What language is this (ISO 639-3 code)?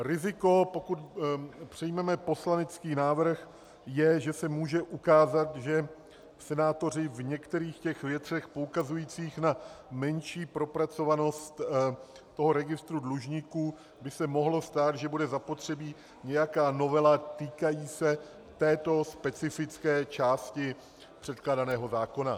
ces